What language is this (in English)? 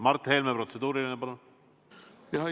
Estonian